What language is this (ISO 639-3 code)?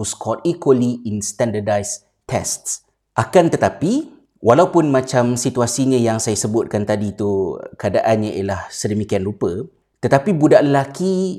msa